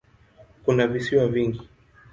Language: Swahili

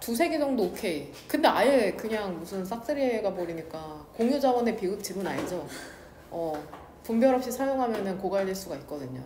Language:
Korean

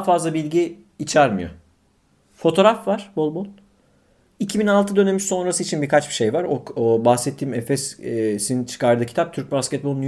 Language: Turkish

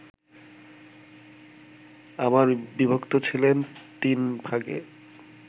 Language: Bangla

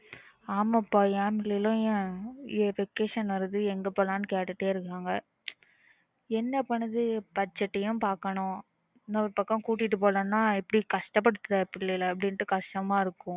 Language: Tamil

